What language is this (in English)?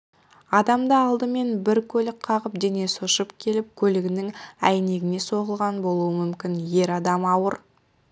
Kazakh